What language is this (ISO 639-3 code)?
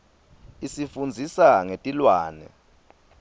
ssw